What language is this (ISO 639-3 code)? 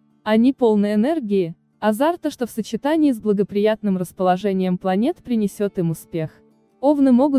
rus